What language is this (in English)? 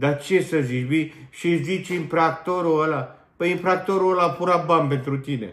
Romanian